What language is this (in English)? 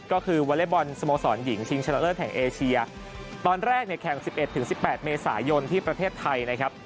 Thai